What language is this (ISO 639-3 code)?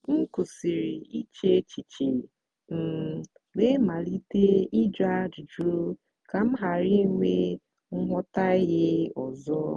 ibo